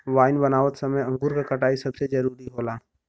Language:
Bhojpuri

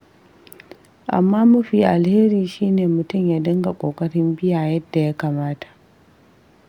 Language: Hausa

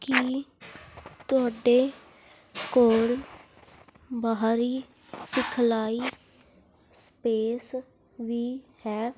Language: Punjabi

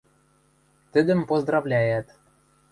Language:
Western Mari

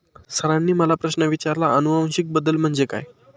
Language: Marathi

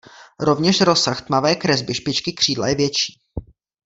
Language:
Czech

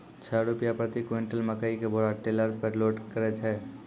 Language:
Maithili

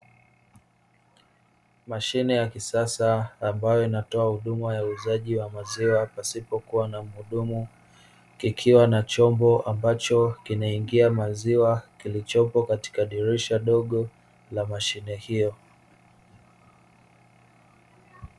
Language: Swahili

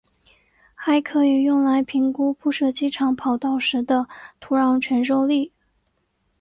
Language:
Chinese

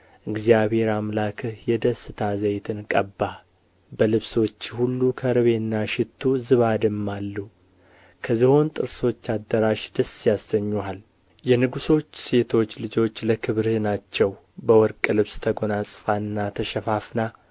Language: Amharic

